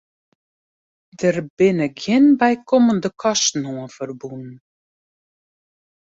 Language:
Western Frisian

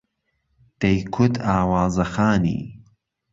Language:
Central Kurdish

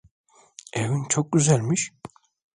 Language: Turkish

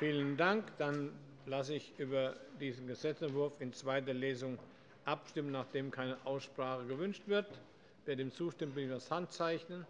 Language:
German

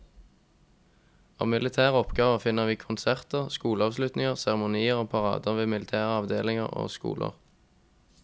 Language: Norwegian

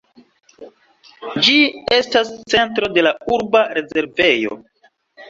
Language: Esperanto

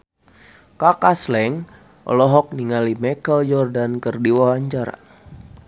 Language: Sundanese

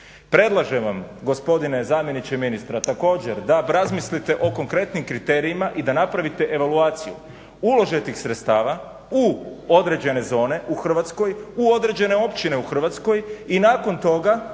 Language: Croatian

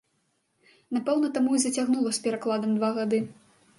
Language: Belarusian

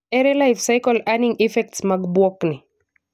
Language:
Luo (Kenya and Tanzania)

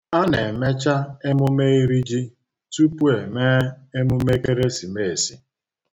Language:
Igbo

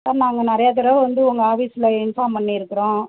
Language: Tamil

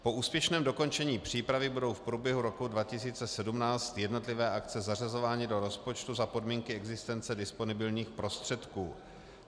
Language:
Czech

